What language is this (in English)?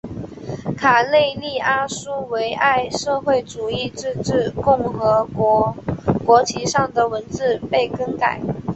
Chinese